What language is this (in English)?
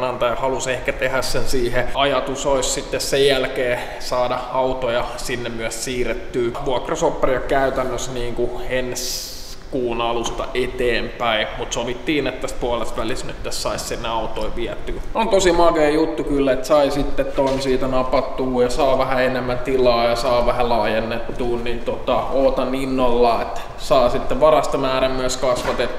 Finnish